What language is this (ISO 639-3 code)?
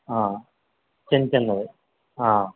tel